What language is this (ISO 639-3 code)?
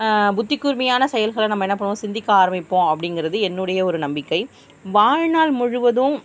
tam